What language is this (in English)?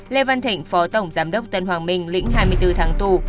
Vietnamese